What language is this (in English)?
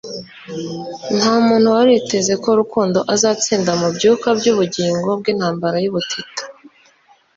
Kinyarwanda